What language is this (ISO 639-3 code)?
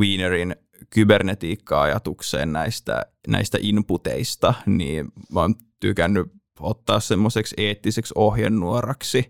fin